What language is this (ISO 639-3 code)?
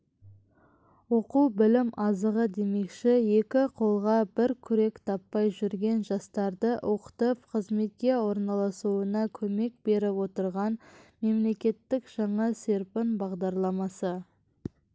kaz